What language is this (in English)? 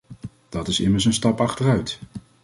Dutch